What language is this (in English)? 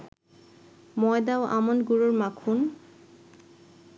Bangla